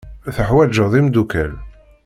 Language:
Kabyle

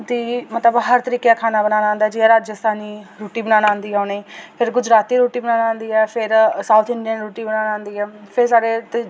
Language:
Dogri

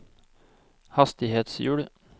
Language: Norwegian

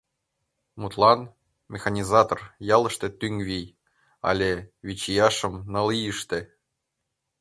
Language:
Mari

